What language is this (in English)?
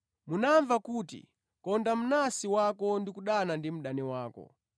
Nyanja